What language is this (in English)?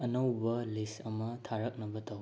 Manipuri